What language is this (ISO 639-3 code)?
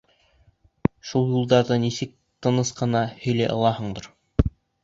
bak